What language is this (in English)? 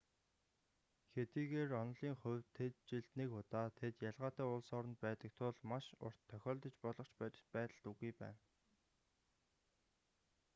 Mongolian